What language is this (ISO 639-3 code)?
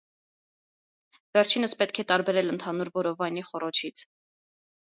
hye